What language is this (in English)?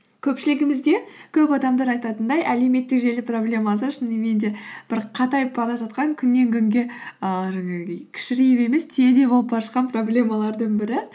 Kazakh